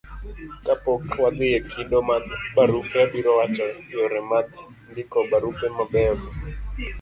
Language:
Luo (Kenya and Tanzania)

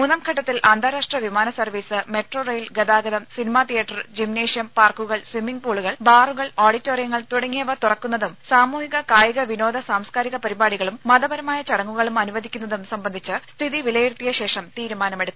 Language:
Malayalam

